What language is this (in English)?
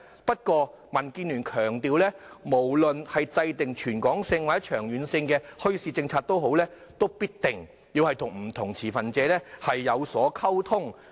Cantonese